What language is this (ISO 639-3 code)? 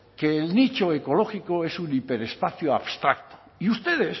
spa